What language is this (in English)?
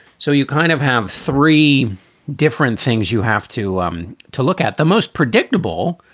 English